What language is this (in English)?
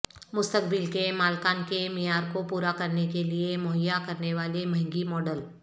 Urdu